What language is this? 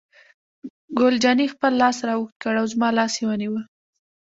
Pashto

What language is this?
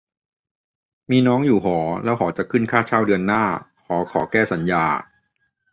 Thai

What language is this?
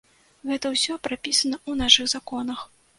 Belarusian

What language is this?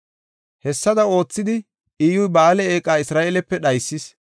Gofa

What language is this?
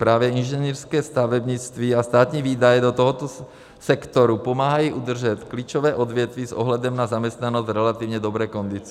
Czech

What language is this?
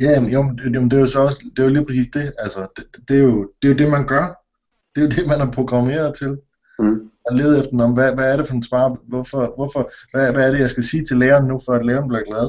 Danish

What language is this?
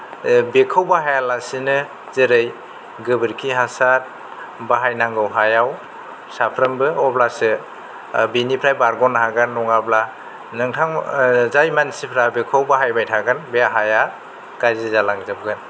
Bodo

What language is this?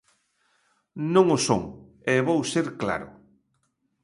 Galician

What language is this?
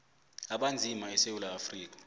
South Ndebele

